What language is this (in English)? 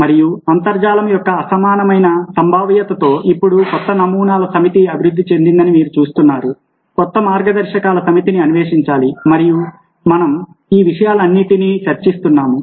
Telugu